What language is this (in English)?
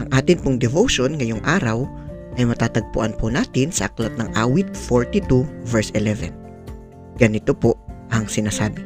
Filipino